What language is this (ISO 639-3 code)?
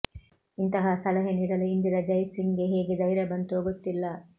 kan